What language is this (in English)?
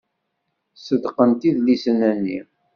Kabyle